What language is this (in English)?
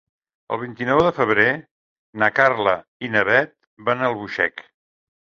Catalan